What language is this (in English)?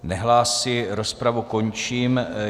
Czech